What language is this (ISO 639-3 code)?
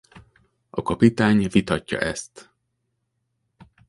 hun